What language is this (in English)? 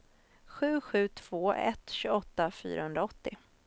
Swedish